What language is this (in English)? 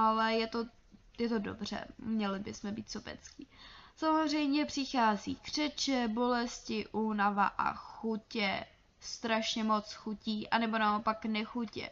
Czech